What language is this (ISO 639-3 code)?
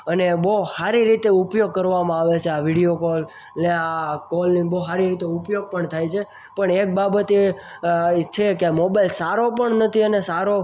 guj